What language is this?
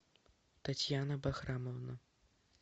Russian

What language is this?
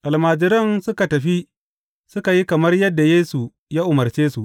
Hausa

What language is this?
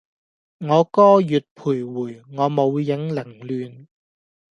Cantonese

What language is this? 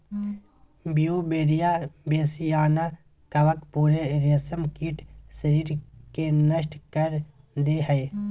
Magahi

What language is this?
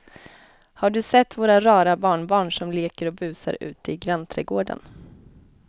Swedish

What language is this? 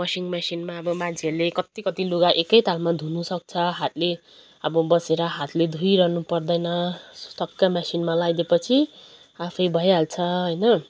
Nepali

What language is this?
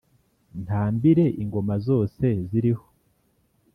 Kinyarwanda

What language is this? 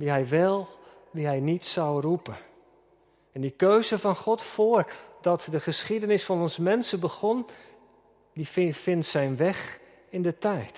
Dutch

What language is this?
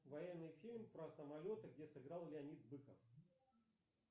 Russian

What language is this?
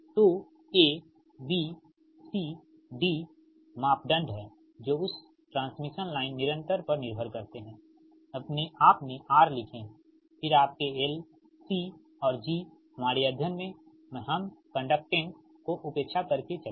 Hindi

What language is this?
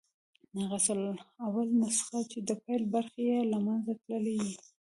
Pashto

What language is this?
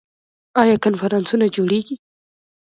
Pashto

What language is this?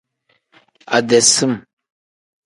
Tem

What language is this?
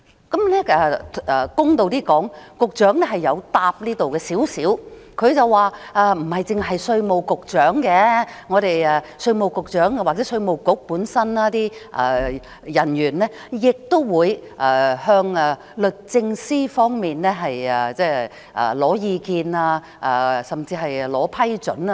Cantonese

